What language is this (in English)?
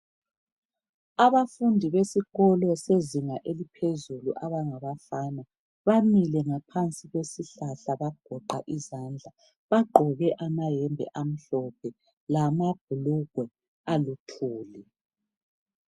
North Ndebele